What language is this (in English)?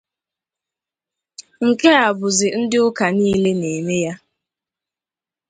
Igbo